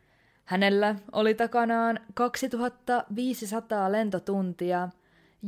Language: Finnish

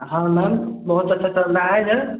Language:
Hindi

